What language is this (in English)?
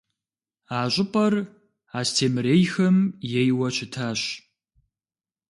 Kabardian